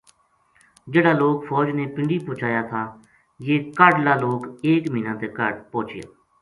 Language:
Gujari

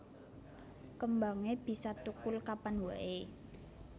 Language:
Javanese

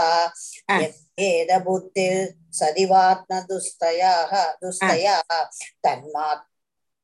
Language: Tamil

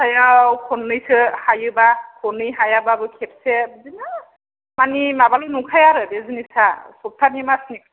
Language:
Bodo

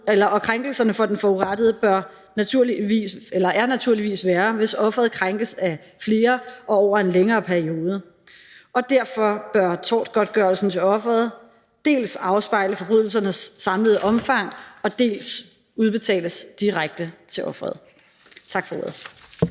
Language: Danish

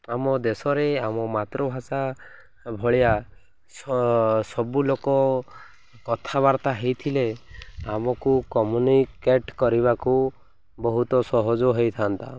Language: Odia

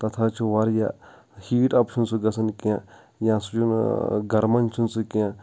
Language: Kashmiri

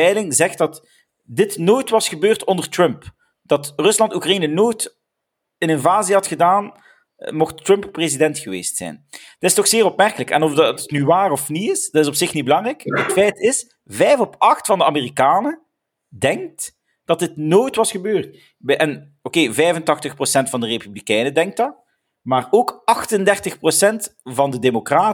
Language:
Dutch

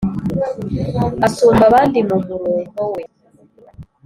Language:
Kinyarwanda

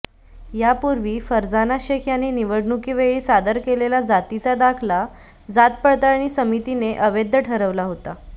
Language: Marathi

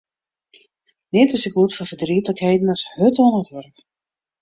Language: Western Frisian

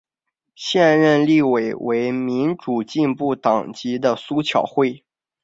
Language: Chinese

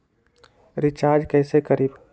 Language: Magahi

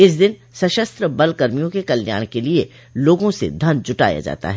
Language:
Hindi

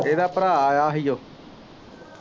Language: Punjabi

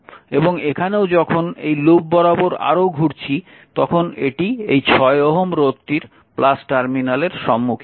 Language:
Bangla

